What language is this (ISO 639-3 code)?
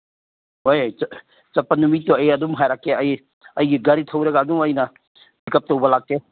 mni